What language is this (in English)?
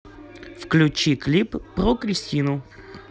Russian